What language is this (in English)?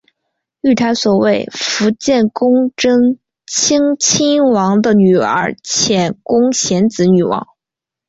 Chinese